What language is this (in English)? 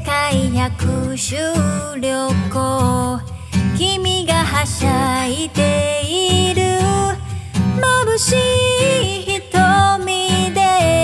Korean